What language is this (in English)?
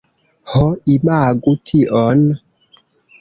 Esperanto